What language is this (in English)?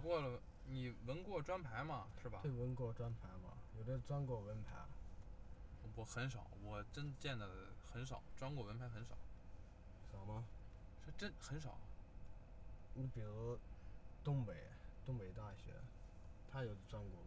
Chinese